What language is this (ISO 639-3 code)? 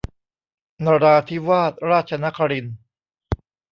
tha